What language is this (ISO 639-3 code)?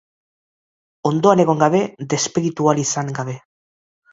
eus